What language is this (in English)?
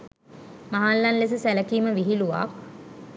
Sinhala